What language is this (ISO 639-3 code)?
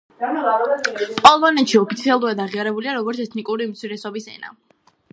kat